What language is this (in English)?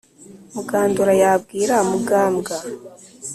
Kinyarwanda